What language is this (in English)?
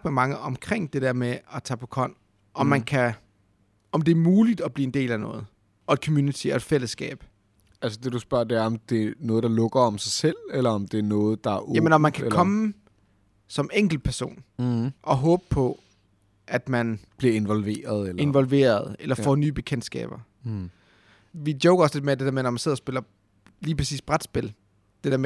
Danish